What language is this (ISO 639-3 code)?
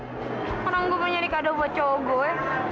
ind